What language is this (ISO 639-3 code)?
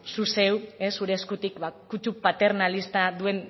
eus